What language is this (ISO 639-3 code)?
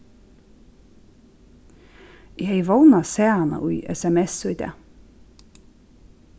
fao